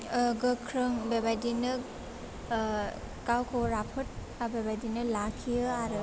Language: Bodo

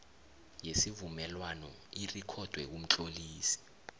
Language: South Ndebele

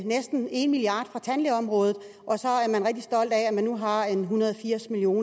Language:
Danish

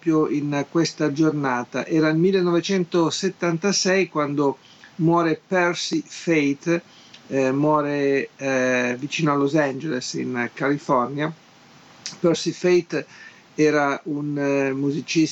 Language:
Italian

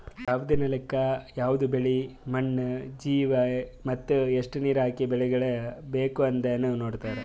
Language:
Kannada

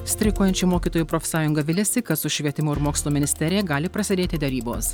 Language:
Lithuanian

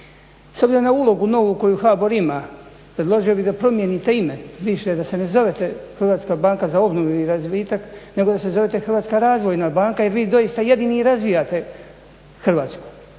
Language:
Croatian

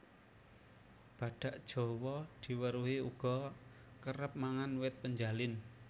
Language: Javanese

